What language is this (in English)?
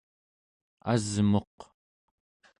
Central Yupik